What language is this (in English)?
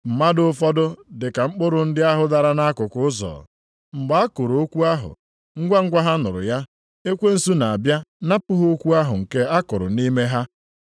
Igbo